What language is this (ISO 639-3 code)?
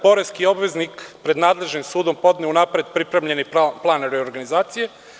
srp